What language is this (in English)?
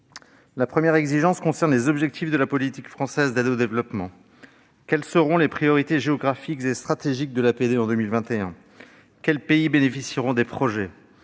French